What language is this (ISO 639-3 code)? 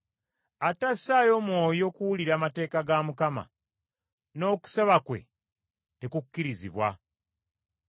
lug